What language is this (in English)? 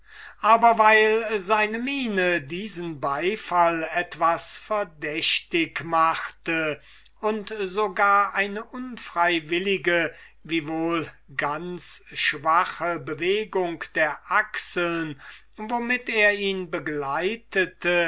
German